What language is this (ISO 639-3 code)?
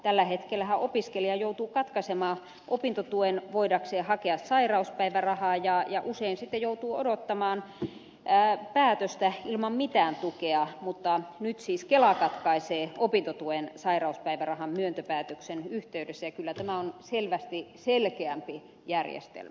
fin